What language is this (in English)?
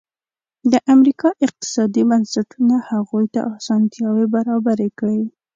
Pashto